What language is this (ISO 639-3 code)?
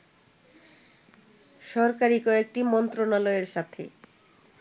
ben